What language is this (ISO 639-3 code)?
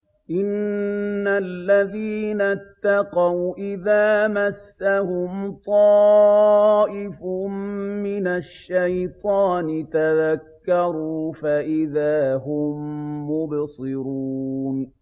ara